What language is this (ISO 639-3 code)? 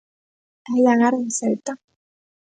glg